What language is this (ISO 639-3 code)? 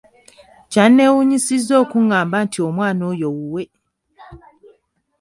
lug